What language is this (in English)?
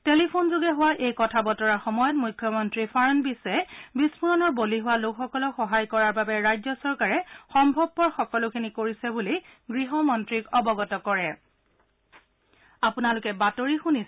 Assamese